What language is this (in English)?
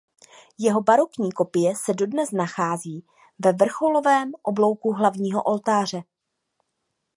Czech